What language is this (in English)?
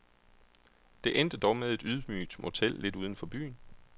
Danish